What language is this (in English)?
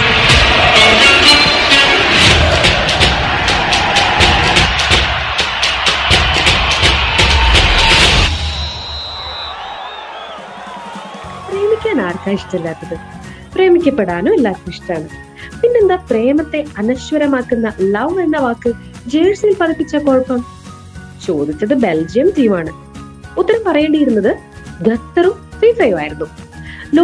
Malayalam